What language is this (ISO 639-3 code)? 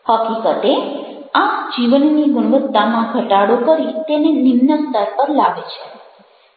guj